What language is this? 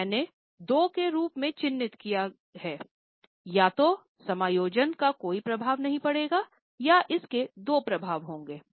Hindi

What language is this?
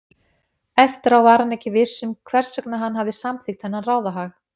Icelandic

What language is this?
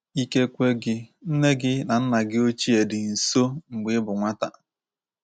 Igbo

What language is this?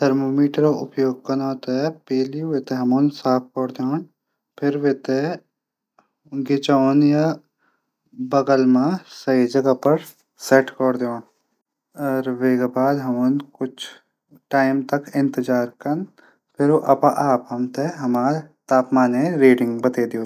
Garhwali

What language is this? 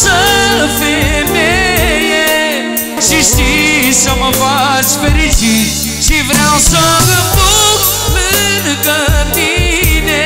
Romanian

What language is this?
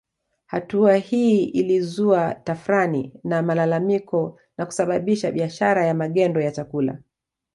Swahili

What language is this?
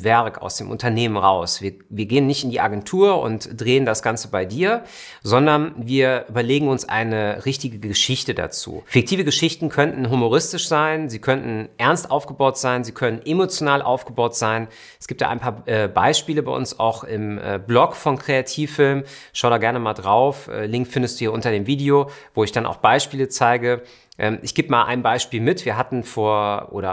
German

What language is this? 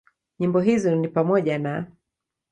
Swahili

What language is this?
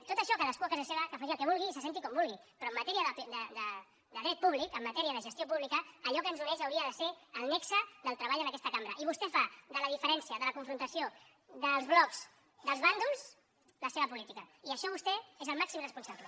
Catalan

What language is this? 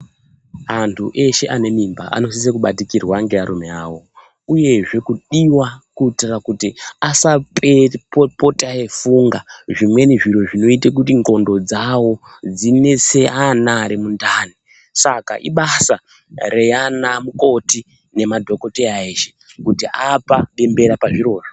Ndau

